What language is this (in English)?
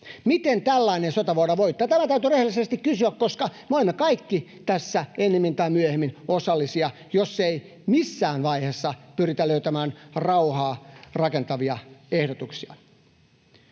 Finnish